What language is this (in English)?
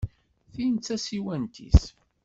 Kabyle